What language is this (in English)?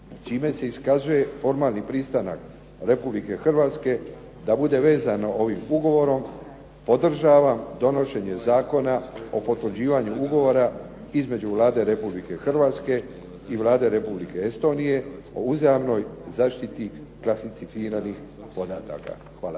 Croatian